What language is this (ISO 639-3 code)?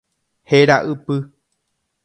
grn